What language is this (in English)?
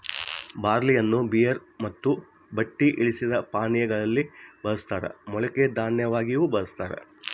Kannada